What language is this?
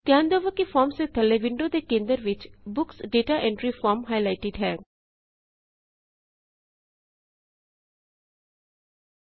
Punjabi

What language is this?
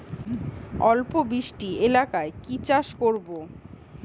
Bangla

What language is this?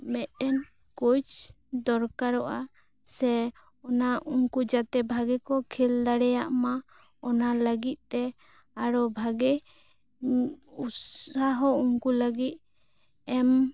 Santali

